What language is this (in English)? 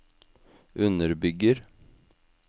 Norwegian